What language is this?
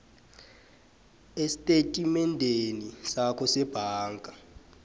South Ndebele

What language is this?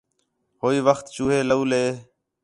Khetrani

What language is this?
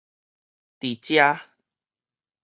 Min Nan Chinese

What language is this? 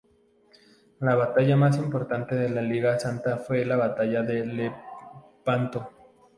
Spanish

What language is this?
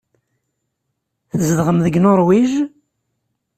Kabyle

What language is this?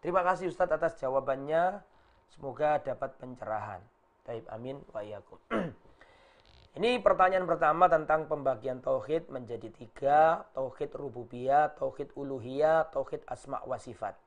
Indonesian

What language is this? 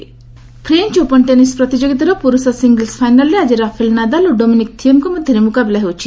Odia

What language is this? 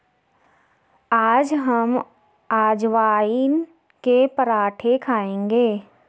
Hindi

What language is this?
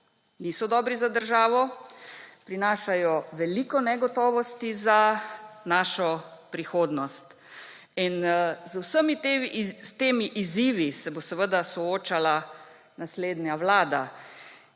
Slovenian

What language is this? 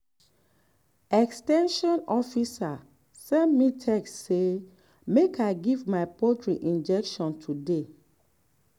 Nigerian Pidgin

